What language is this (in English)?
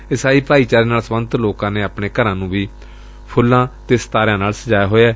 Punjabi